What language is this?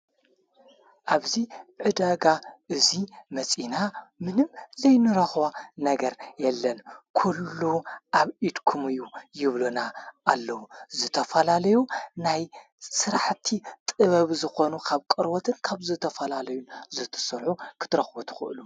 Tigrinya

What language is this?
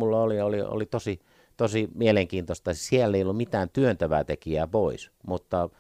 Finnish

